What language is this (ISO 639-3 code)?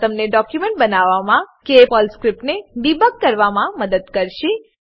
guj